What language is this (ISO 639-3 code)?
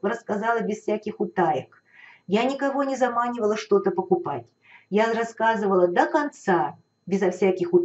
rus